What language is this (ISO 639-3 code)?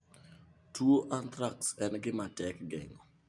luo